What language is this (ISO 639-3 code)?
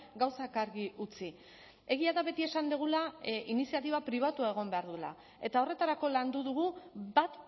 eus